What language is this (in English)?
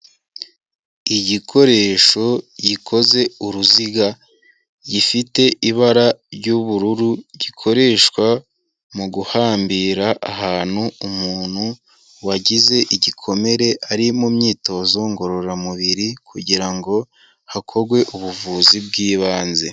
Kinyarwanda